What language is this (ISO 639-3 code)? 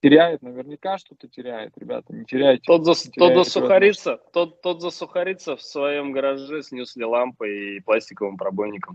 rus